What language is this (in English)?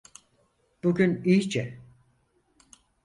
Turkish